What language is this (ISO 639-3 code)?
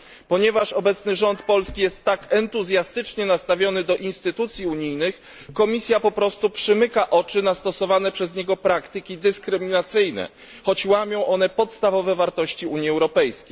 pol